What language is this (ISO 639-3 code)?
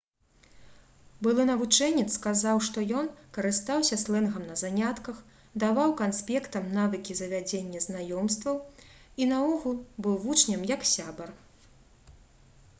bel